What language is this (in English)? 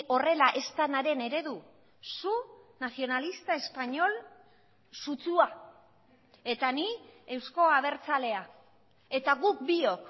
Basque